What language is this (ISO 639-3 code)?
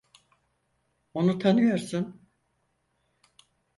tur